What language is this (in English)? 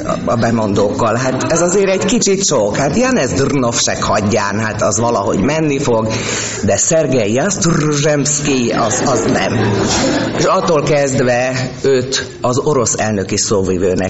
Hungarian